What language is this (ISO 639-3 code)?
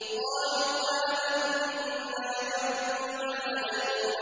ara